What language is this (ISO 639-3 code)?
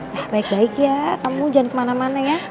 ind